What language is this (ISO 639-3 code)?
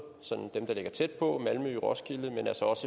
dan